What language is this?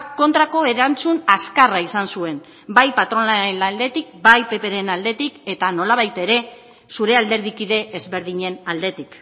Basque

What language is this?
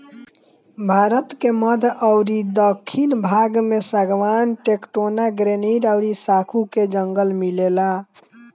Bhojpuri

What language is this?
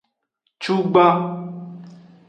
Aja (Benin)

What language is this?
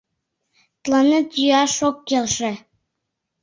Mari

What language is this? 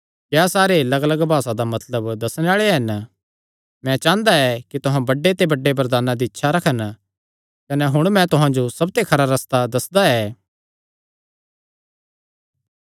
Kangri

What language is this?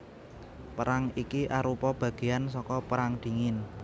Javanese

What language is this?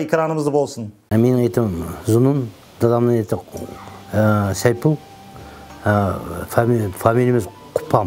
Turkish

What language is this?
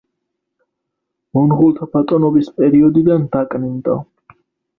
Georgian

